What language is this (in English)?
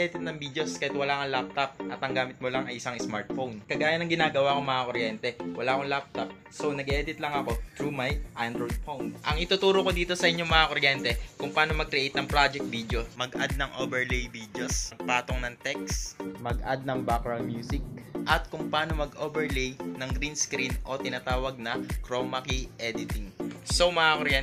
Filipino